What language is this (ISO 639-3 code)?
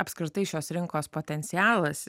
lit